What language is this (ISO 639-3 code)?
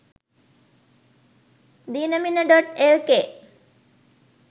sin